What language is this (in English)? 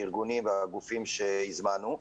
Hebrew